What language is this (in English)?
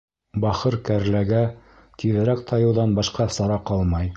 Bashkir